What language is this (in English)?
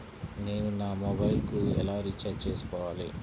Telugu